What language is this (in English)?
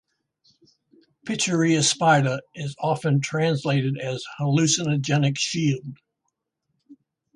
English